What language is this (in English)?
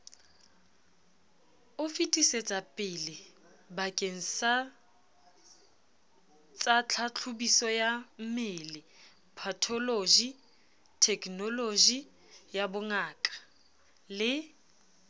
Southern Sotho